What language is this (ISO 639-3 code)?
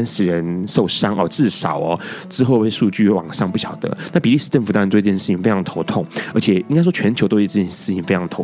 zho